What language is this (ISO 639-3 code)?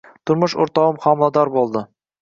uzb